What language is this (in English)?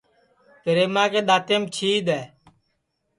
Sansi